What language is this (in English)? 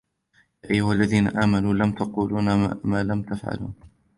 Arabic